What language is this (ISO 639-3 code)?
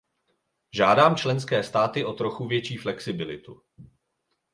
ces